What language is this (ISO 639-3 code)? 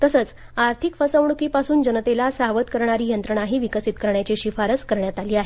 mar